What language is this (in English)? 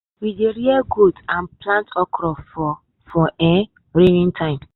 Nigerian Pidgin